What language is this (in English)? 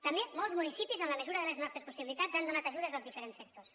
Catalan